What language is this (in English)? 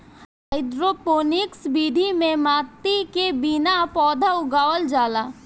Bhojpuri